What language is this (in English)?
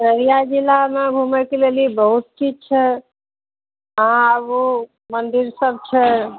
Maithili